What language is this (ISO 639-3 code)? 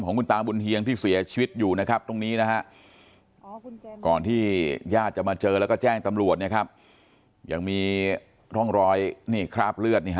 tha